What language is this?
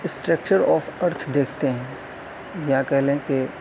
Urdu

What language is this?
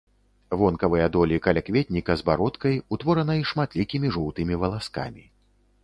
Belarusian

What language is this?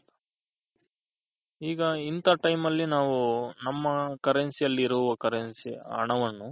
Kannada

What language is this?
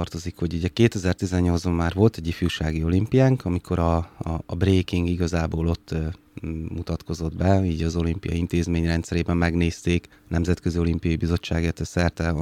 Hungarian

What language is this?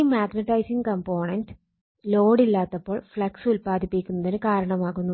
Malayalam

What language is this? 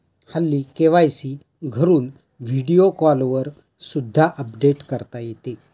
Marathi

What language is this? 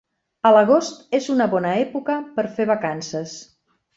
Catalan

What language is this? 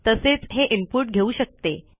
Marathi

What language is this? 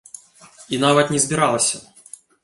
Belarusian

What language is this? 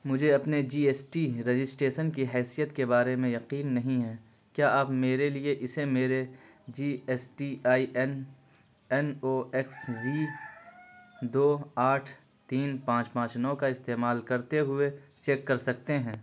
Urdu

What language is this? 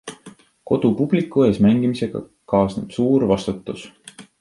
Estonian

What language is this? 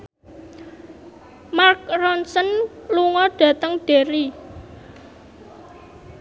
Javanese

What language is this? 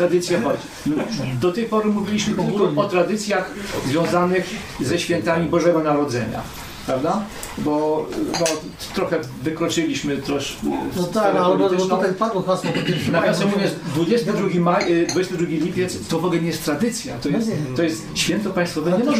Polish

